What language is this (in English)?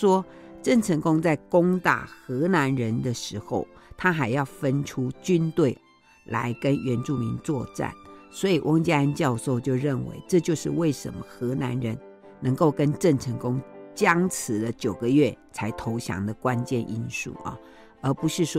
Chinese